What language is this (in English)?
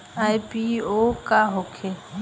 Bhojpuri